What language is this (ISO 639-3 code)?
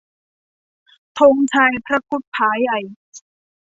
tha